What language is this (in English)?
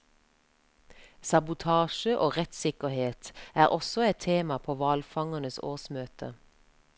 Norwegian